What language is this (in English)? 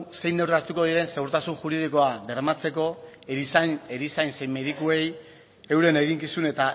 Basque